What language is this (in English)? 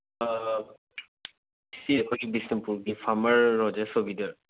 Manipuri